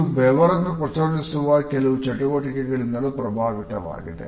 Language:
Kannada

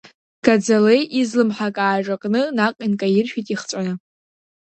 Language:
Abkhazian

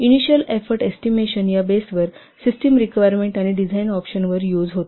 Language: Marathi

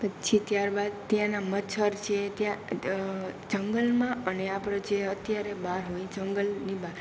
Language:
Gujarati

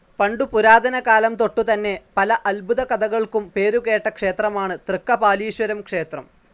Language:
Malayalam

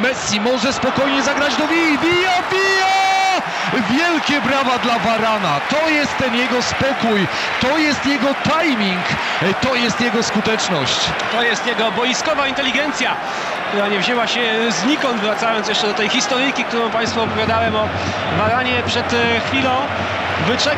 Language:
Polish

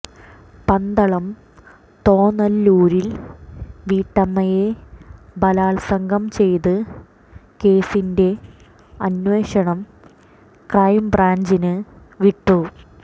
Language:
Malayalam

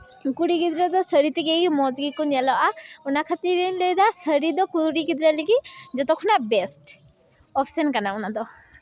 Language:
Santali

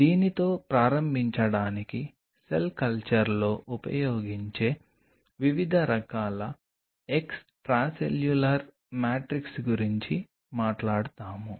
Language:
Telugu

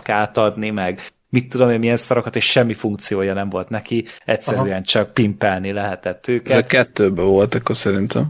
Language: Hungarian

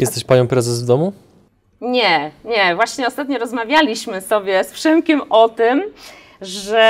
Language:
Polish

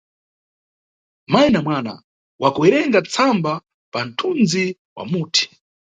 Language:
Nyungwe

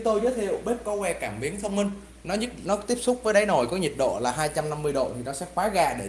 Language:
Vietnamese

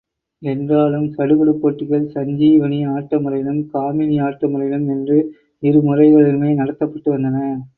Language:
Tamil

